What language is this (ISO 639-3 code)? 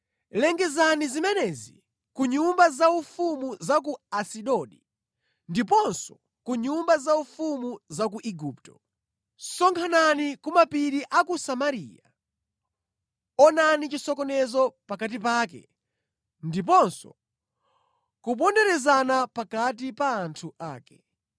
nya